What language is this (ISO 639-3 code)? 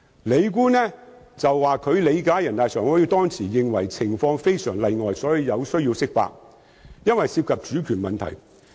yue